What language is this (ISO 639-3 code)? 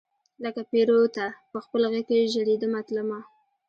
pus